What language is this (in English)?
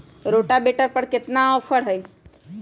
Magahi